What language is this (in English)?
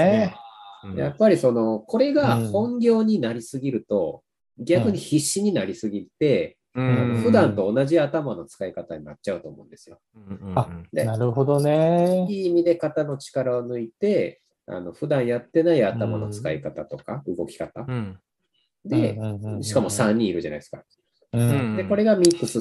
Japanese